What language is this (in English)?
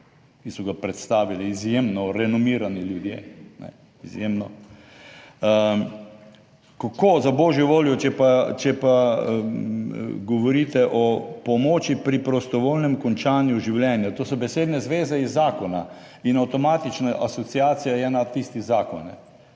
Slovenian